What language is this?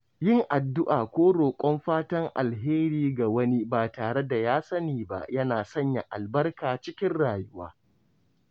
Hausa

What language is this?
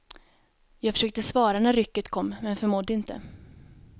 Swedish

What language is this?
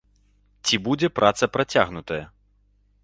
Belarusian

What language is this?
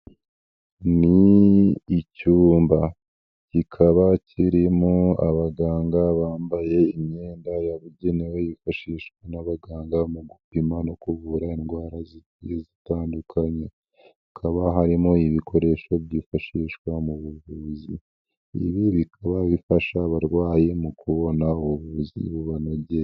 Kinyarwanda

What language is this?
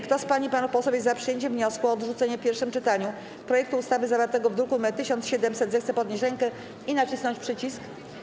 Polish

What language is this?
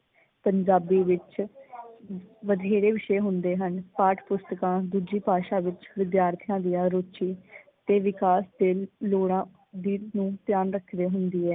Punjabi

